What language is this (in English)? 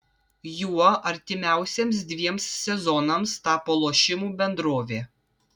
Lithuanian